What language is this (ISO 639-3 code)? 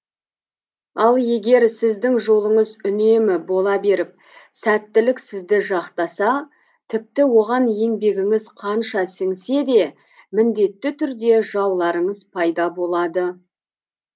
kaz